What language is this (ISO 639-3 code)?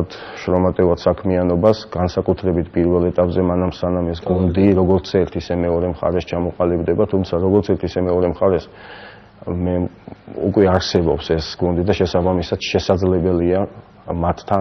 ron